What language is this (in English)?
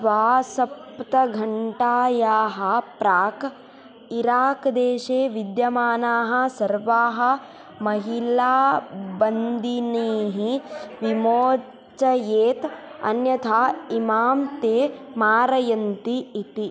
Sanskrit